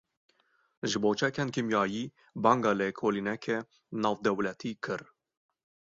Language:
Kurdish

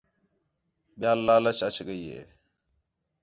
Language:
Khetrani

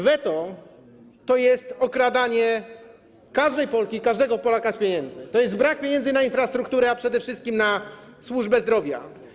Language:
Polish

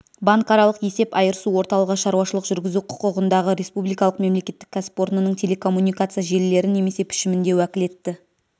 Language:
Kazakh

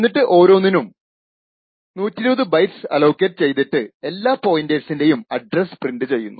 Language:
Malayalam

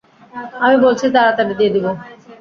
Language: Bangla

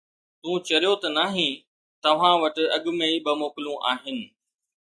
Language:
Sindhi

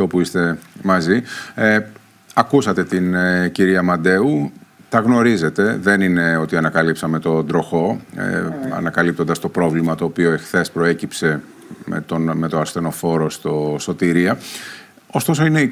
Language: Greek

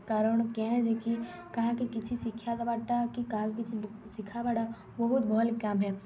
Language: Odia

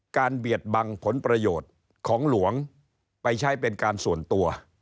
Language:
Thai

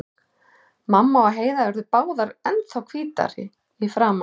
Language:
Icelandic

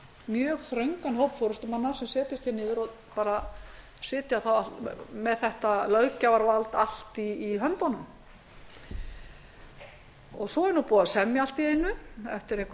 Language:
Icelandic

